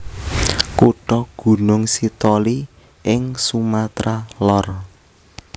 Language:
Javanese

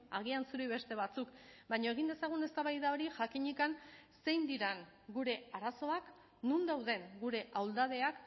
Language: Basque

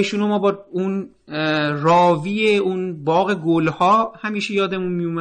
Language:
Persian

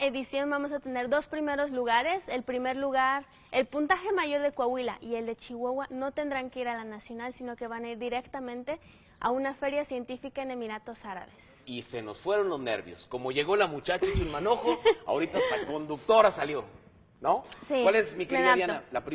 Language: Spanish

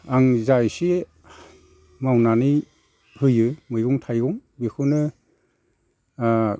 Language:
Bodo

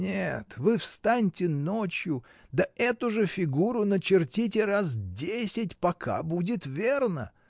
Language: Russian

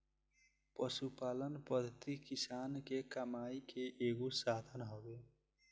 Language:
Bhojpuri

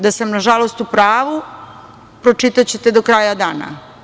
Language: Serbian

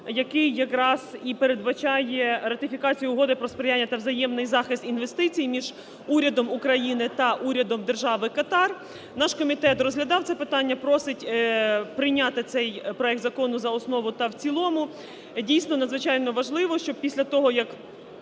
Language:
Ukrainian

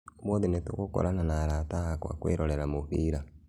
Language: Kikuyu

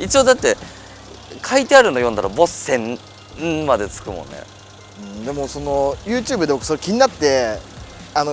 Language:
Japanese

